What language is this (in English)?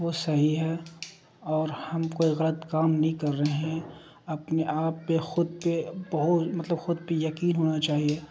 Urdu